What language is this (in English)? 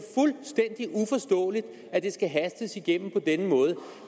Danish